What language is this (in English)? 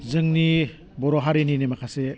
Bodo